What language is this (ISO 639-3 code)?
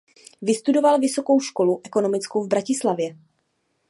ces